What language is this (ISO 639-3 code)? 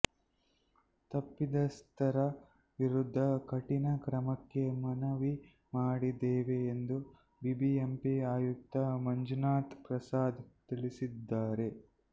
kan